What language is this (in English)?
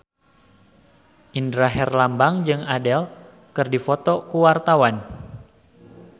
Sundanese